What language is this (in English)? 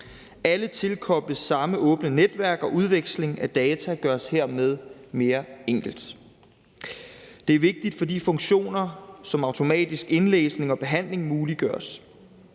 Danish